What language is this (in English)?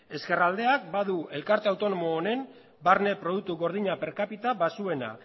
Basque